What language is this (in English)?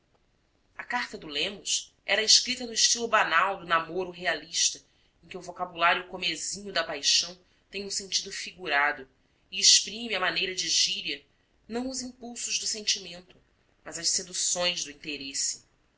Portuguese